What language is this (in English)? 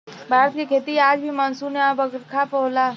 Bhojpuri